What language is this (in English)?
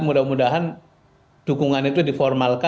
Indonesian